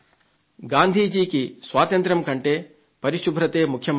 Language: Telugu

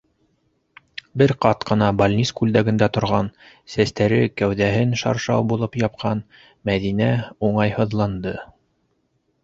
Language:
Bashkir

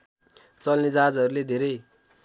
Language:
Nepali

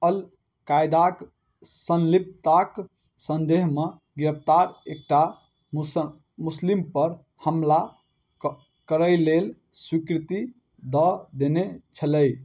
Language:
Maithili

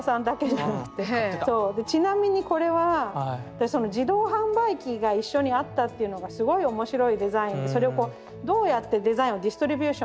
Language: Japanese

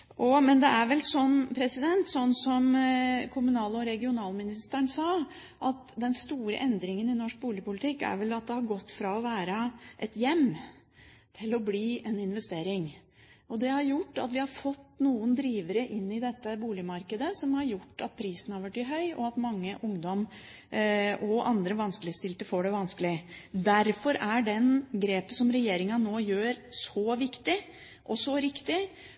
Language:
Norwegian Bokmål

